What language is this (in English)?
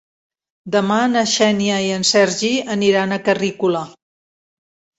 Catalan